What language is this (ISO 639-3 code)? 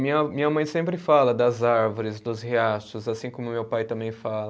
por